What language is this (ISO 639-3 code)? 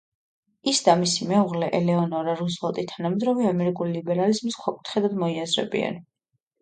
kat